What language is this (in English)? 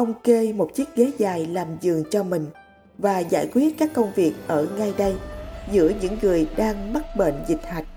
Vietnamese